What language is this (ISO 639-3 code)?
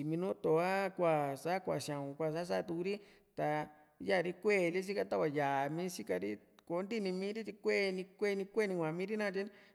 vmc